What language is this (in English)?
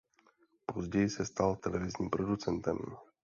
Czech